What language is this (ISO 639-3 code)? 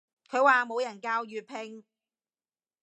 yue